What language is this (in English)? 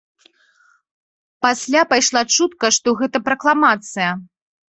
Belarusian